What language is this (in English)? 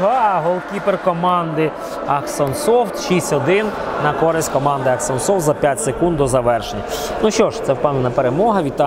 Ukrainian